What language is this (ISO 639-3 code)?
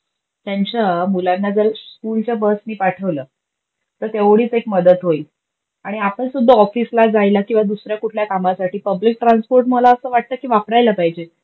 mar